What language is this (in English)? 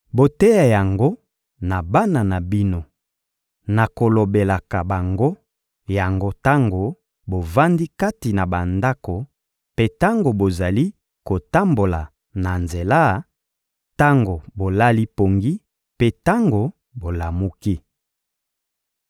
Lingala